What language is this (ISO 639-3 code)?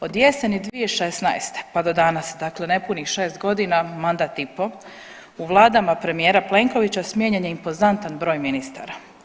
hrv